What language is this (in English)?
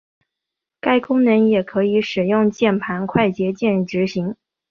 Chinese